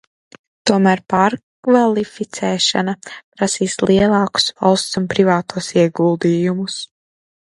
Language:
Latvian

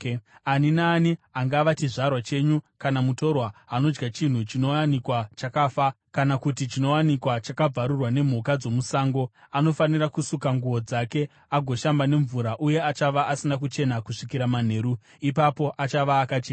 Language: Shona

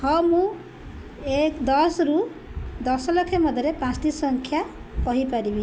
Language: Odia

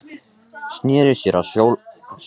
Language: Icelandic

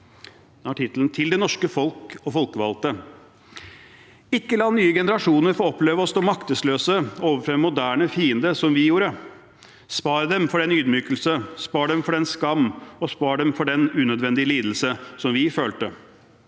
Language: Norwegian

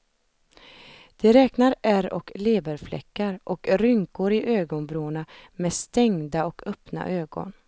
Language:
Swedish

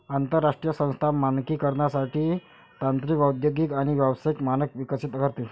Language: Marathi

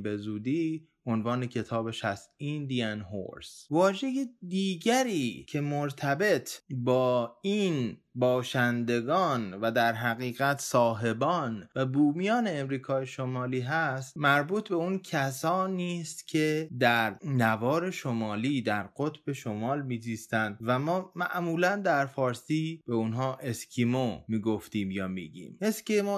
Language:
Persian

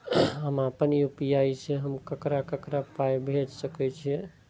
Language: Maithili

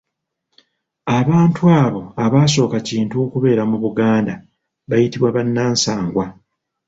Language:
Ganda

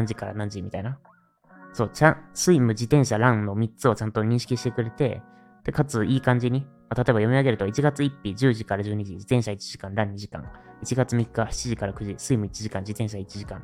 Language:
Japanese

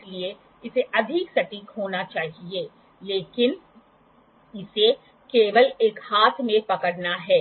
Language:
Hindi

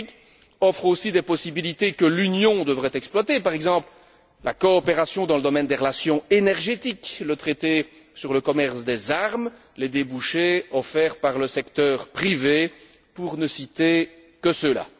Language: French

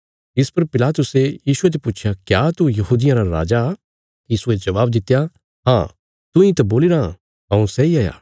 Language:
Bilaspuri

